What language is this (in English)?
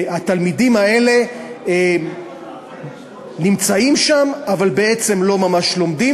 Hebrew